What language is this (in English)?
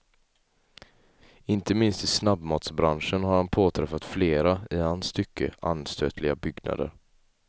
Swedish